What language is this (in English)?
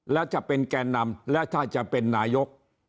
Thai